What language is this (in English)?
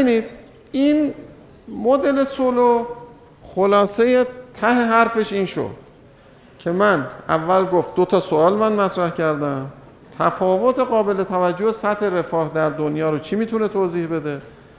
Persian